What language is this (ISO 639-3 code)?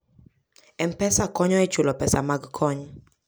luo